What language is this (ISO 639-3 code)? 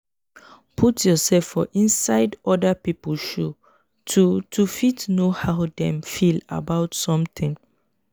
pcm